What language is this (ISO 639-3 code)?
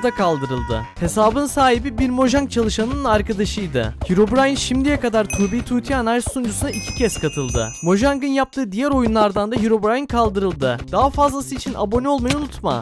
tur